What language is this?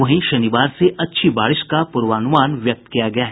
Hindi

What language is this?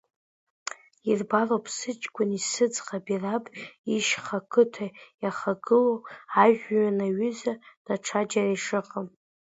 Abkhazian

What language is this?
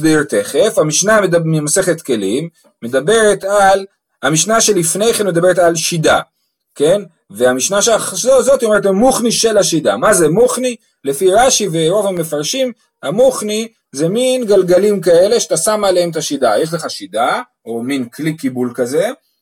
Hebrew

